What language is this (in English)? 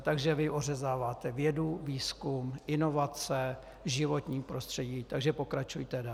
Czech